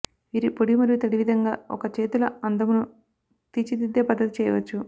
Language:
Telugu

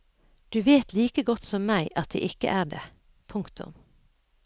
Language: Norwegian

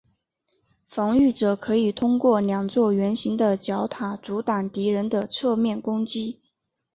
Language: Chinese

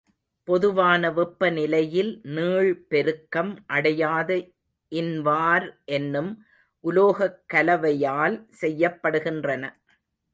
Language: Tamil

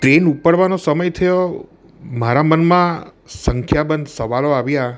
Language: Gujarati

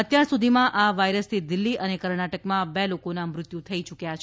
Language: Gujarati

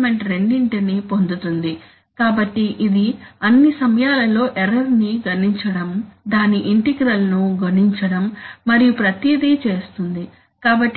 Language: Telugu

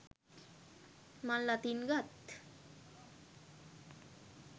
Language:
Sinhala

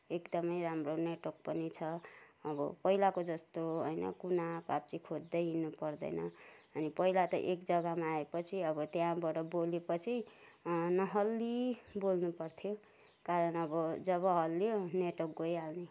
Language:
Nepali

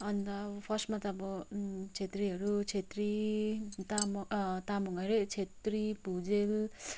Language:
Nepali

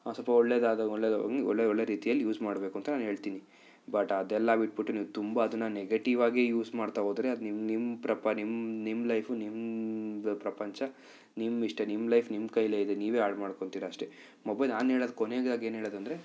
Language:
Kannada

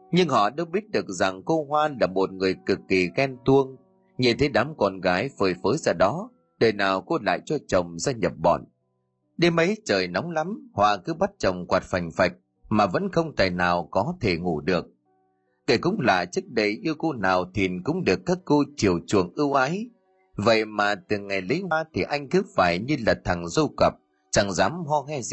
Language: Vietnamese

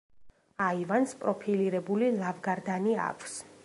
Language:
Georgian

